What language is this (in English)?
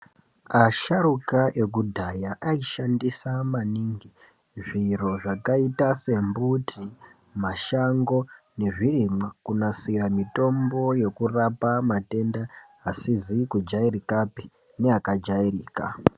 Ndau